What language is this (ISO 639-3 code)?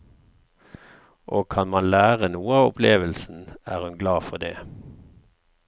nor